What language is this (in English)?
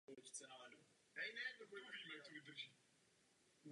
Czech